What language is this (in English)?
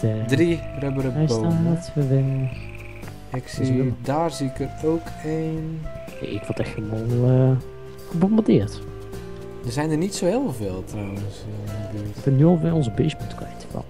Dutch